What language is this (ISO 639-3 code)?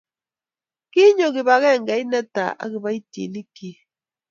kln